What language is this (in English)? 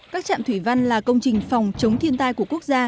Vietnamese